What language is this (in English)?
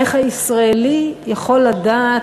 Hebrew